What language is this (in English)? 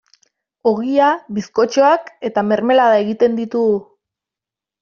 Basque